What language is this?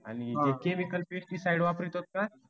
Marathi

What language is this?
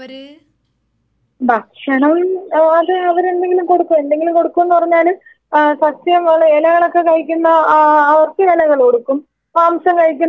Malayalam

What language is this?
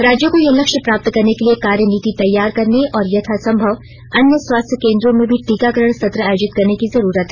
Hindi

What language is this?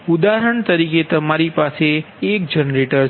Gujarati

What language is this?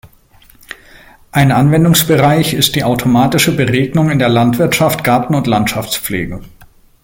German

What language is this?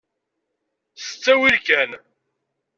Kabyle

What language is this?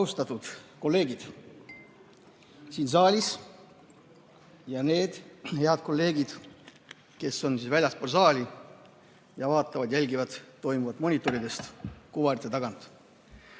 Estonian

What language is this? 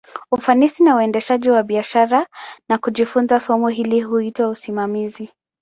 Swahili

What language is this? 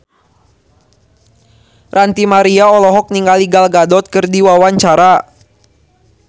Sundanese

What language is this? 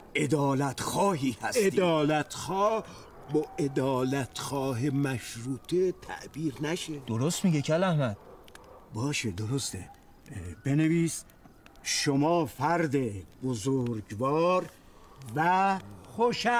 Persian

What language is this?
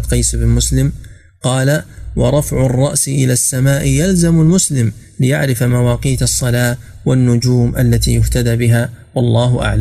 Arabic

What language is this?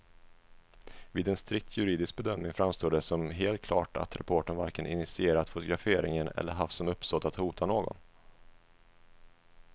Swedish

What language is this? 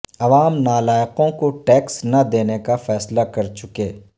Urdu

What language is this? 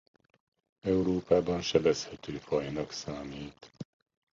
Hungarian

